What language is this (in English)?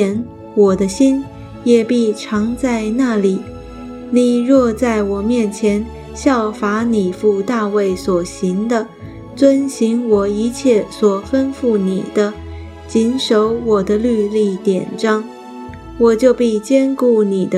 Chinese